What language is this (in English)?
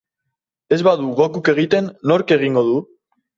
Basque